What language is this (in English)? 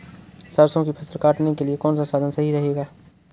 Hindi